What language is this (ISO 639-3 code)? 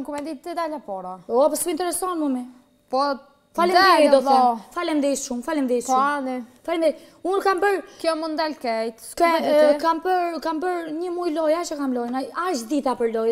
ron